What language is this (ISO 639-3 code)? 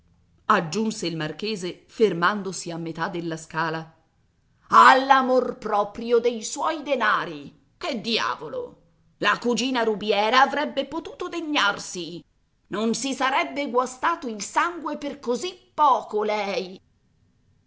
ita